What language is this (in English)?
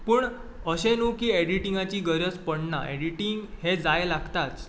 Konkani